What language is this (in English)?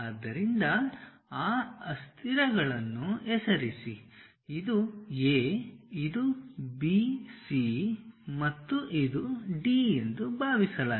Kannada